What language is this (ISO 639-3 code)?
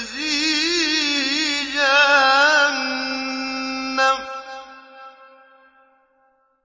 ara